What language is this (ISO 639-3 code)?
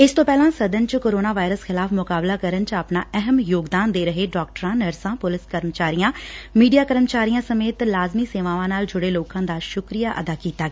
pan